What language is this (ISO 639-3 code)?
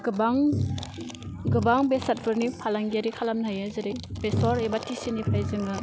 brx